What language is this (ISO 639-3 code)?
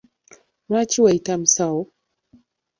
lug